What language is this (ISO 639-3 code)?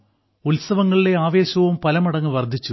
mal